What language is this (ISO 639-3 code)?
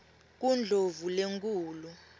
ssw